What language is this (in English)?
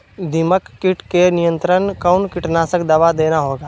Magahi